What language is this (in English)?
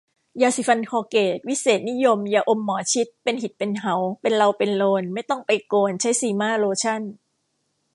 Thai